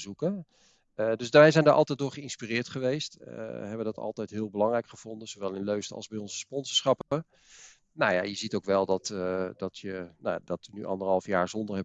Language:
Dutch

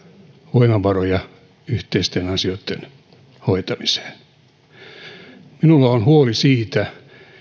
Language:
Finnish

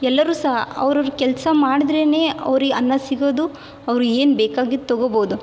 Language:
Kannada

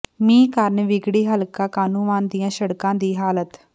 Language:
Punjabi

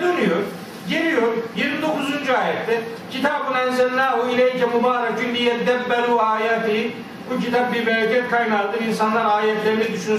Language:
Turkish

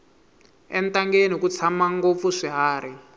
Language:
Tsonga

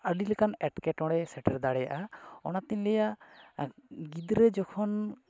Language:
Santali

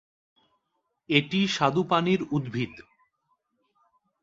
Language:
Bangla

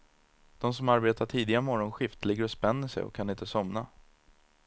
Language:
Swedish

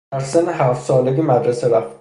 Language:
Persian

